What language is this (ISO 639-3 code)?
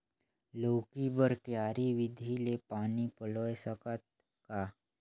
hne